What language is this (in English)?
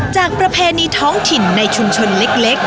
Thai